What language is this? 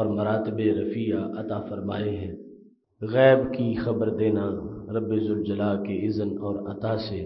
Arabic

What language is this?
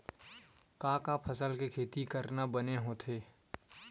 Chhattisgarhi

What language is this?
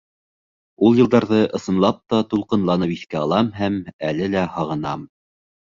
Bashkir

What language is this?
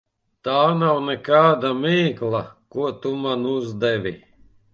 Latvian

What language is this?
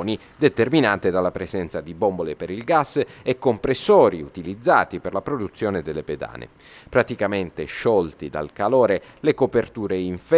Italian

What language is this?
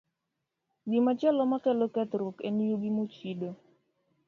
Luo (Kenya and Tanzania)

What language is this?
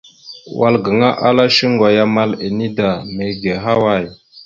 Mada (Cameroon)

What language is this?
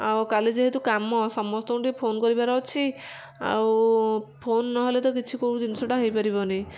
Odia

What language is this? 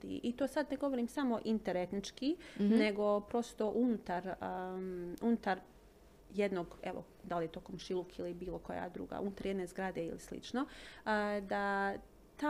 Croatian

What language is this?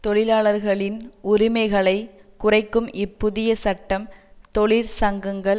Tamil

